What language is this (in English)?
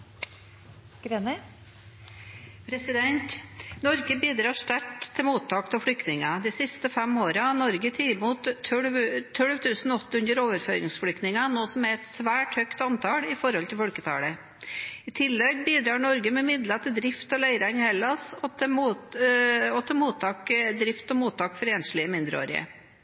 Norwegian